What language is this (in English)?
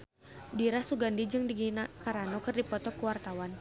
Sundanese